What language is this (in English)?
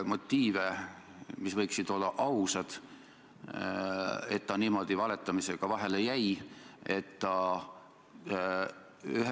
Estonian